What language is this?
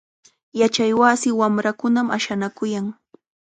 Chiquián Ancash Quechua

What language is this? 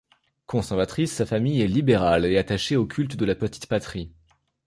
French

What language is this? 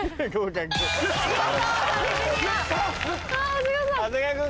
Japanese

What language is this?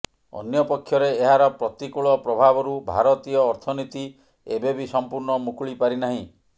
Odia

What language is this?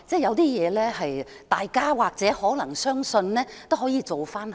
Cantonese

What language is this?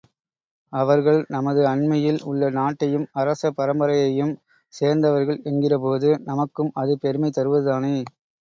Tamil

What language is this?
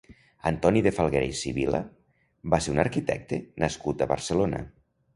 Catalan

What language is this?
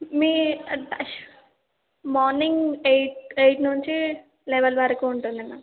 Telugu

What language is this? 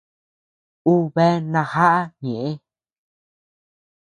Tepeuxila Cuicatec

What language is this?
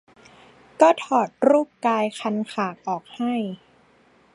Thai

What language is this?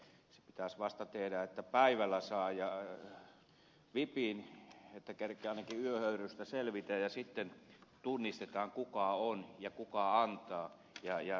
Finnish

